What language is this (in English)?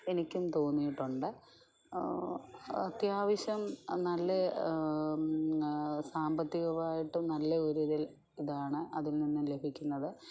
Malayalam